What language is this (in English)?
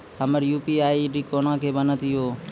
Maithili